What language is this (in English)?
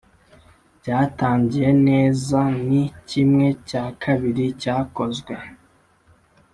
Kinyarwanda